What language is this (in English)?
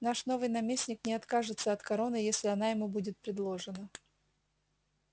Russian